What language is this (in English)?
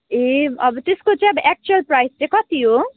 Nepali